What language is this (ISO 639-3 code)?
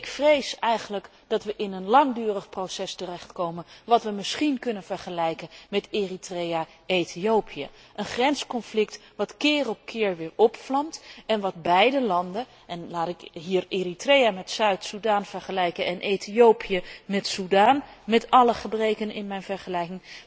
nld